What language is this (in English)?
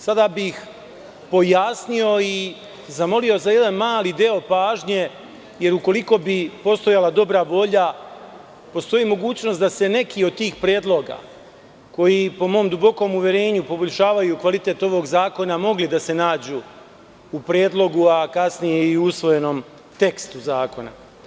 Serbian